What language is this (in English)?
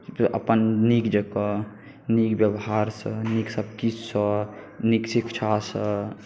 Maithili